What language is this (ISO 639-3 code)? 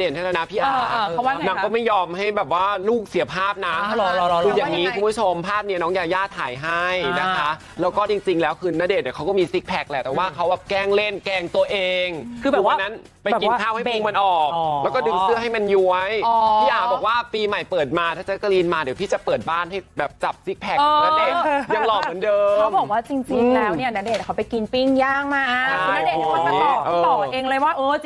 tha